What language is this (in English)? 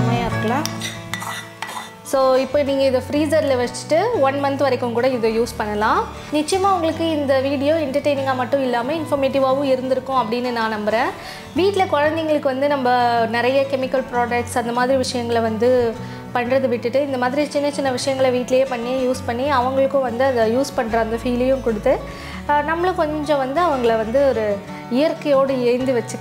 Romanian